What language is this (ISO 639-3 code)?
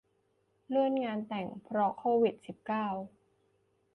tha